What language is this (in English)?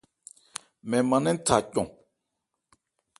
Ebrié